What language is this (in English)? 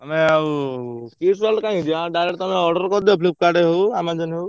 Odia